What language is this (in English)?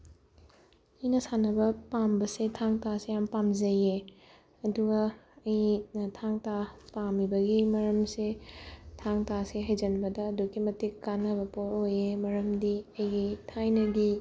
Manipuri